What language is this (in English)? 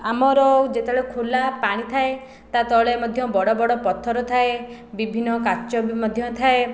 Odia